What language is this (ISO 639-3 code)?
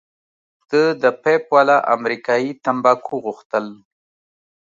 pus